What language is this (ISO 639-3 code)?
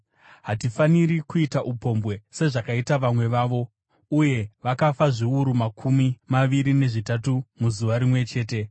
sna